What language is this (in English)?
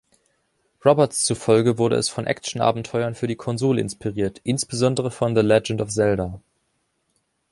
German